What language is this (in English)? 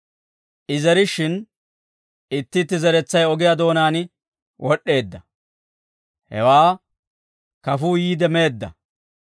Dawro